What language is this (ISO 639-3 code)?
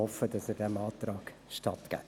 gsw